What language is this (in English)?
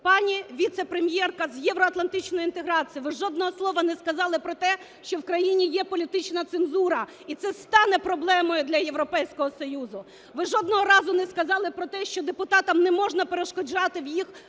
Ukrainian